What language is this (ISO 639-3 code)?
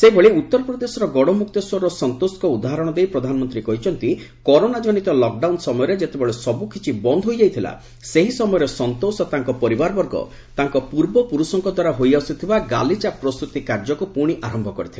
ori